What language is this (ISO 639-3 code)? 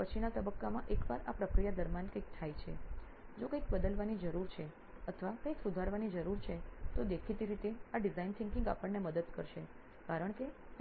guj